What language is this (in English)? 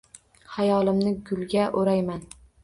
Uzbek